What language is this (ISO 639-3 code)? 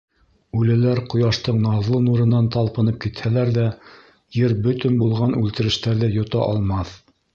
bak